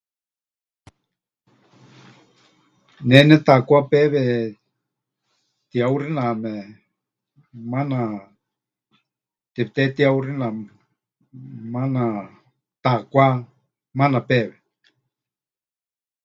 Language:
Huichol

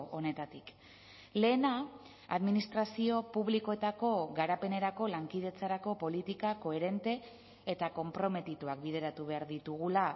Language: Basque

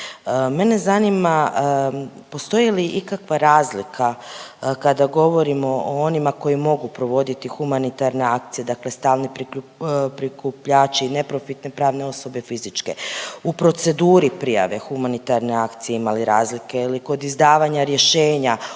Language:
Croatian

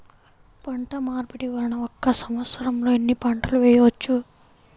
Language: Telugu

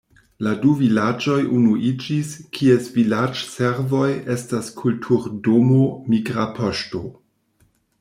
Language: Esperanto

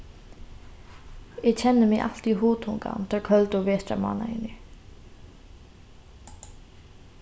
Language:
Faroese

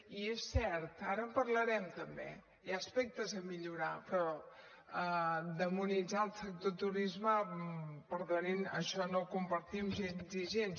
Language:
Catalan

